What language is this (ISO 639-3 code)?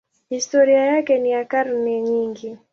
swa